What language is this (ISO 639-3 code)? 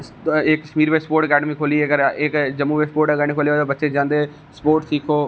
doi